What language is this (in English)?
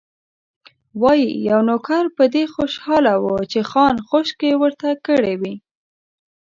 Pashto